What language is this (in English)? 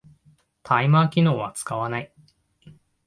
Japanese